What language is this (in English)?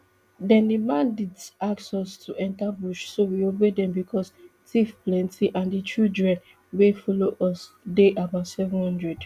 Nigerian Pidgin